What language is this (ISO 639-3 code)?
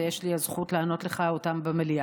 heb